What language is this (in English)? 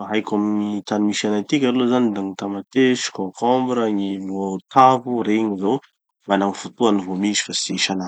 Tanosy Malagasy